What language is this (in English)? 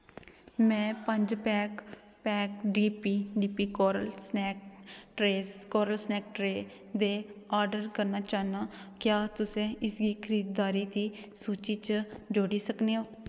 Dogri